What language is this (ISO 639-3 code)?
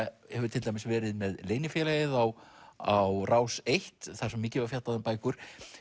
isl